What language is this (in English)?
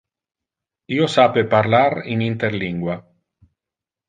Interlingua